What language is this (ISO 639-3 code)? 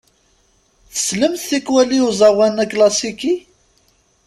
kab